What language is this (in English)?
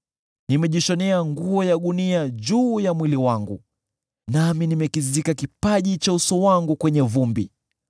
Swahili